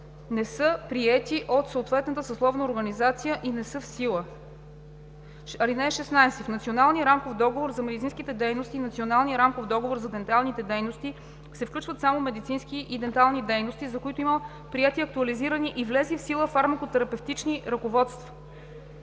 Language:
Bulgarian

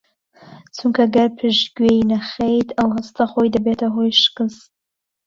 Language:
Central Kurdish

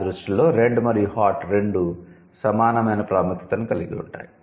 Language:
Telugu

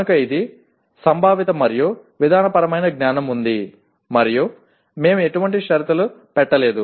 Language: Telugu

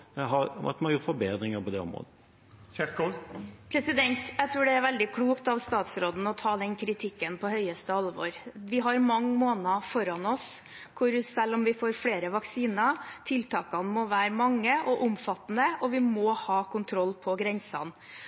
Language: Norwegian Bokmål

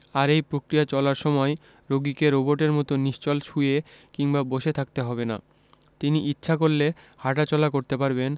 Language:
Bangla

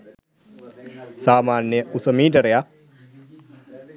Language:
Sinhala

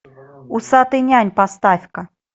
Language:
Russian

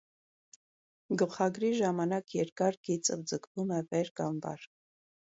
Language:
Armenian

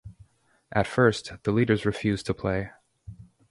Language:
English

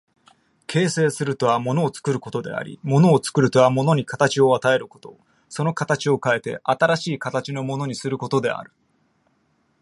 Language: Japanese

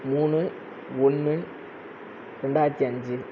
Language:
Tamil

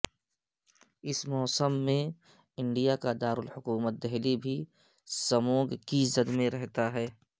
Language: Urdu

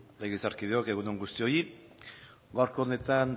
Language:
Basque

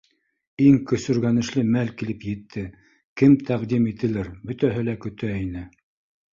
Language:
Bashkir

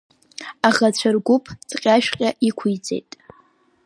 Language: Abkhazian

